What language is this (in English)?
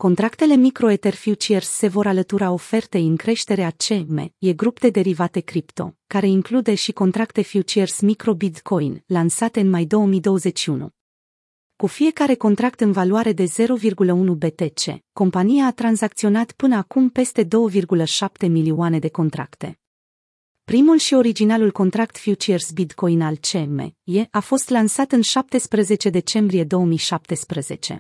Romanian